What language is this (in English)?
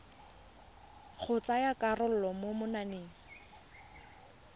Tswana